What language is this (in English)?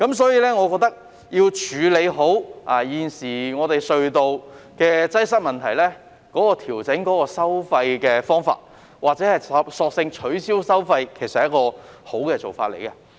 Cantonese